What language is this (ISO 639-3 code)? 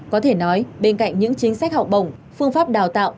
vie